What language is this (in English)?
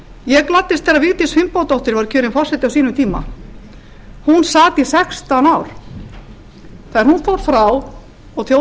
Icelandic